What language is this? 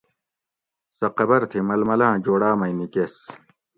Gawri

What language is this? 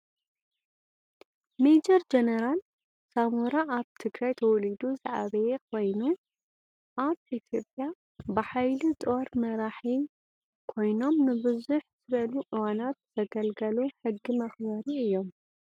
Tigrinya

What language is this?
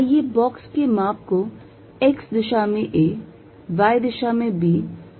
Hindi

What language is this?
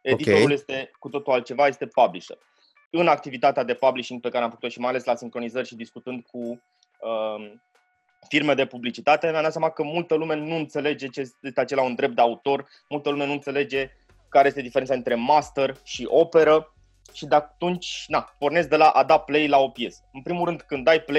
Romanian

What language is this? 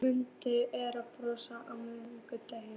Icelandic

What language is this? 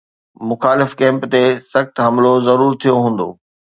Sindhi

